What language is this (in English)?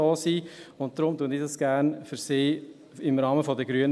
Swiss German